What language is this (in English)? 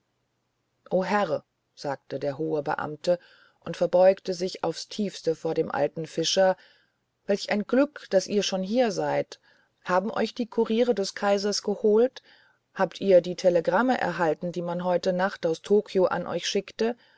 German